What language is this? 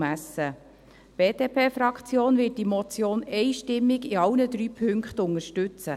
Swiss German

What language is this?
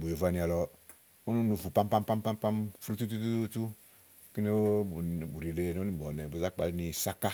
Igo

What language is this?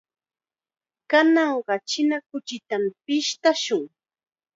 Chiquián Ancash Quechua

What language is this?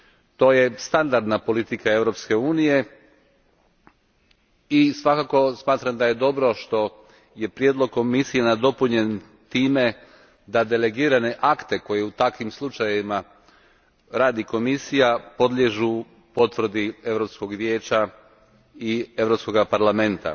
Croatian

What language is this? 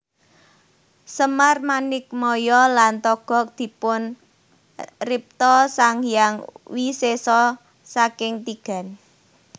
Javanese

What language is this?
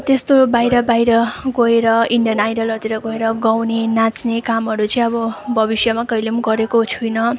Nepali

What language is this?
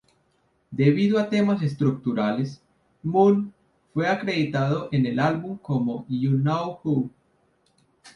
Spanish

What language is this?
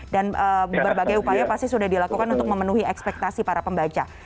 Indonesian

